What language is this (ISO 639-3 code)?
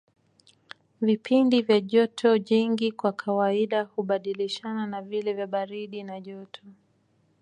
swa